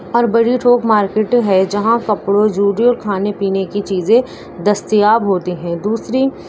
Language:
Urdu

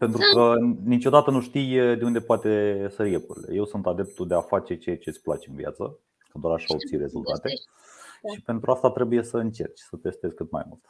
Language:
Romanian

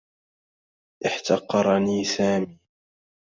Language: Arabic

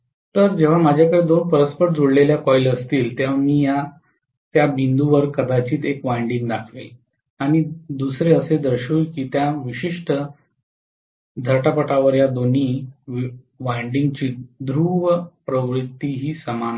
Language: Marathi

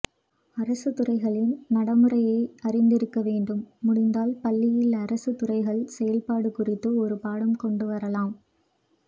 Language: Tamil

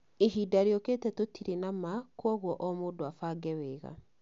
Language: Kikuyu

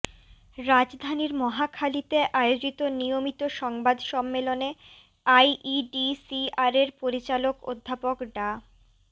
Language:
Bangla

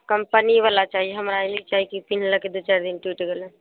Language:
Maithili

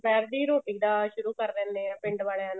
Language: Punjabi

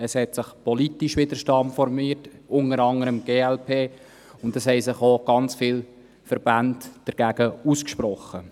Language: Swiss German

